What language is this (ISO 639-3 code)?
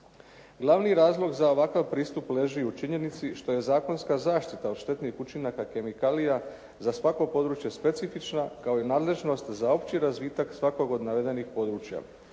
hrv